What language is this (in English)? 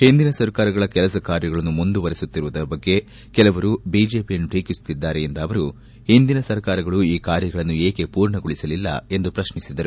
Kannada